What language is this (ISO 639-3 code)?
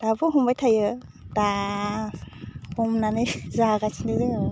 brx